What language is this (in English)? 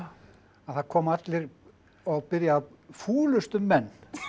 Icelandic